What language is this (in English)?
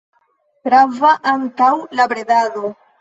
Esperanto